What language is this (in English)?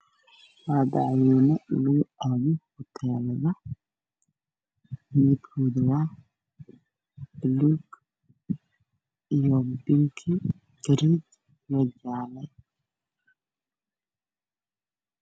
Somali